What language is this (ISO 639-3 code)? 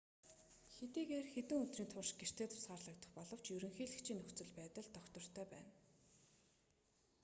mon